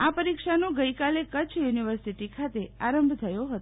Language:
Gujarati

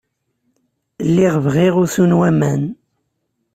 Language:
Kabyle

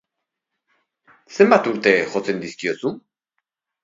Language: Basque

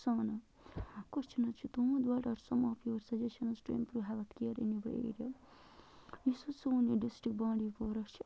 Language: Kashmiri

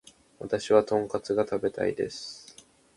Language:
Japanese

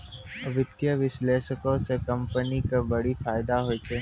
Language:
Maithili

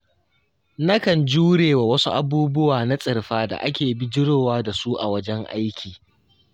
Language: Hausa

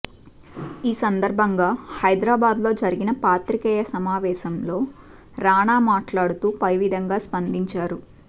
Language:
Telugu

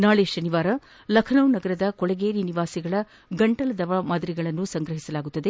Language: Kannada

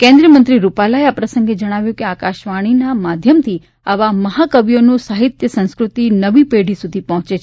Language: Gujarati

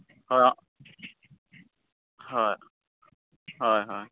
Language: Santali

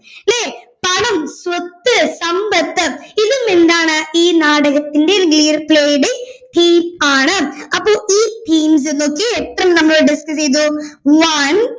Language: Malayalam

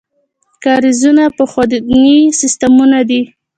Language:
Pashto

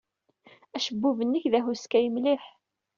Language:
Kabyle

